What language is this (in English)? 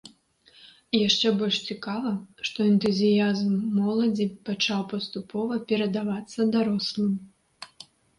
Belarusian